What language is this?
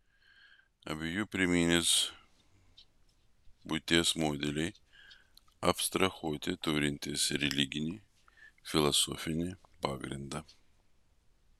Lithuanian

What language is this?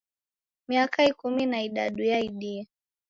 Taita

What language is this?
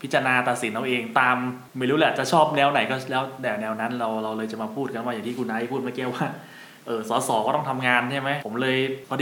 Thai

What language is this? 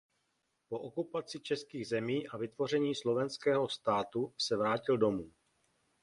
Czech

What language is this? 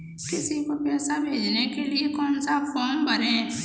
Hindi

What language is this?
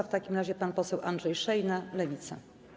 Polish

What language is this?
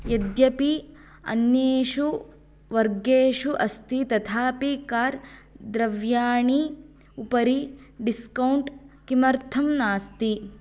Sanskrit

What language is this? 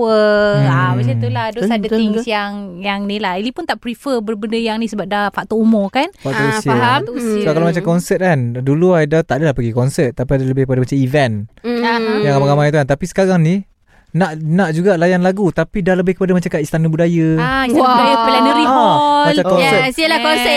Malay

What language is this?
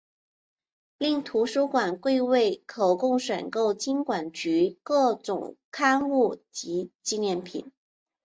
Chinese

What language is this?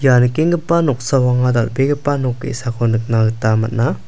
Garo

